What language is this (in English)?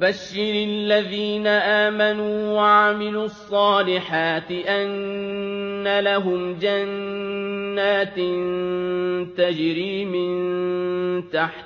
Arabic